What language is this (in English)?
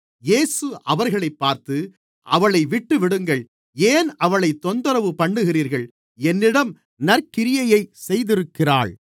Tamil